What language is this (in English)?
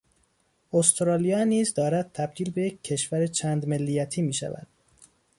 Persian